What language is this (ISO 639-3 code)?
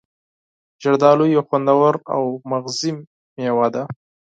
pus